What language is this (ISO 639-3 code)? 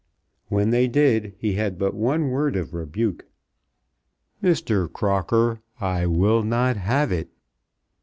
eng